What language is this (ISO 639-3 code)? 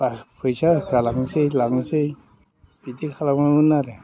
brx